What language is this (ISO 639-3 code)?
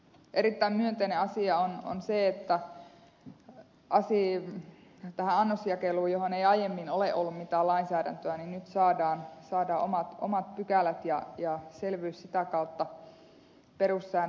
fin